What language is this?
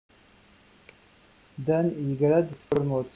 Kabyle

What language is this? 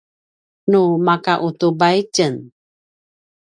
Paiwan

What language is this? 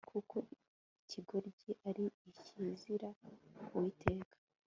Kinyarwanda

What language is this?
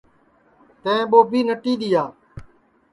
Sansi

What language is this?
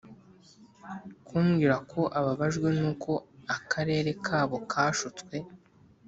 Kinyarwanda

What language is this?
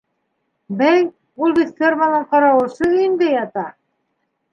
Bashkir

